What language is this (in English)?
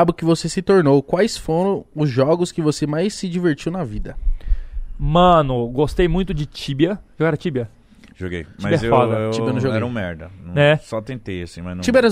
Portuguese